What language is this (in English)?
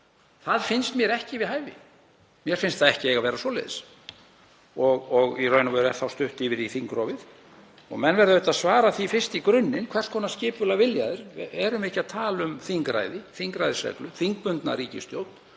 Icelandic